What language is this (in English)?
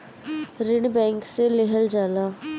Bhojpuri